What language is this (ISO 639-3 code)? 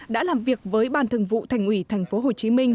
vie